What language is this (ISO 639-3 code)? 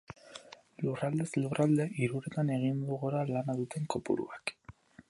eus